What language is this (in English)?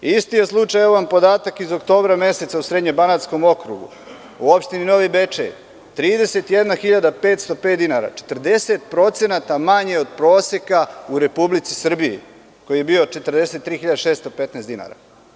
Serbian